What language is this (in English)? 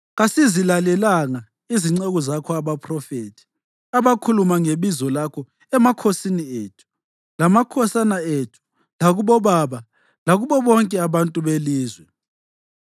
North Ndebele